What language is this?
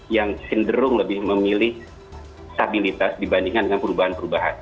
Indonesian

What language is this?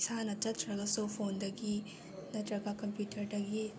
Manipuri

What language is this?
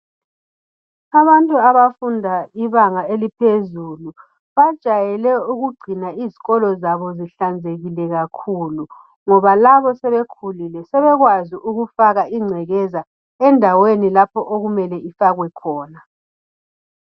North Ndebele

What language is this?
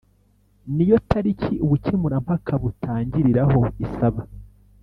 Kinyarwanda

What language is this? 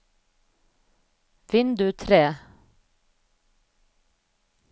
Norwegian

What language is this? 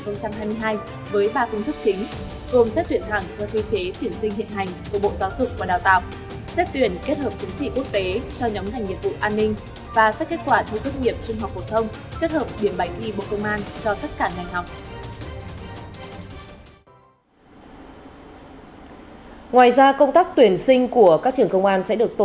Vietnamese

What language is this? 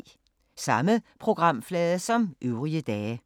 Danish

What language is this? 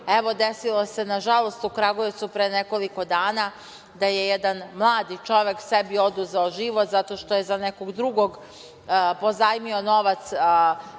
Serbian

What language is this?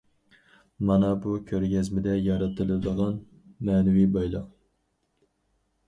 Uyghur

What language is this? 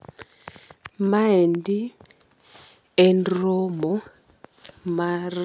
Luo (Kenya and Tanzania)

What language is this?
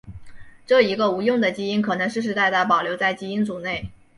Chinese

